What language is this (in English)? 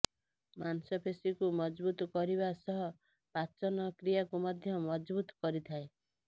Odia